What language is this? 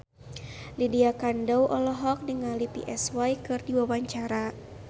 Sundanese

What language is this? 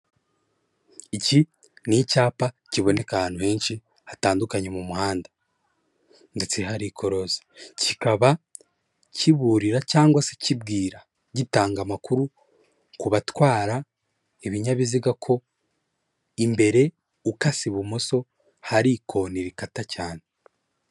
Kinyarwanda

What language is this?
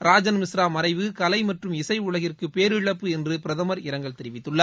Tamil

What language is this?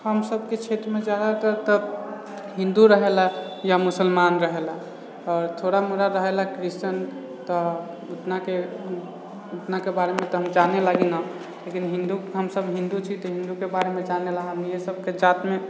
Maithili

